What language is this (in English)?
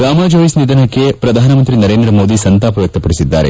Kannada